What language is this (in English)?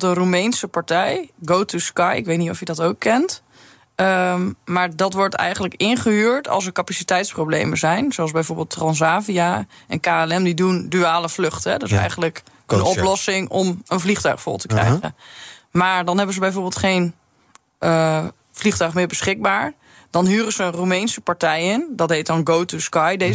Dutch